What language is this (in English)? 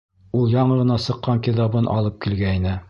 Bashkir